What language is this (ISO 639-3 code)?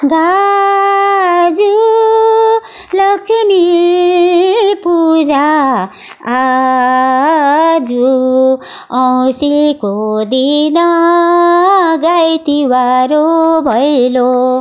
nep